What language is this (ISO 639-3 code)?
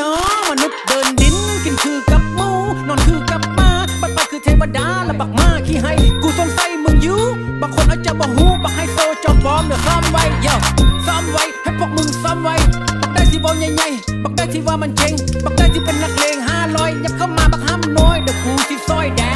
tha